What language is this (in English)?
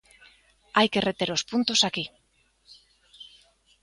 Galician